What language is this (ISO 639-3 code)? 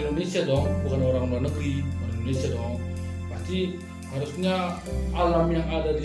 ind